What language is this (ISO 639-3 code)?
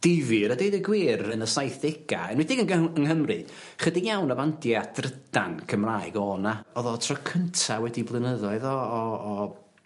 cym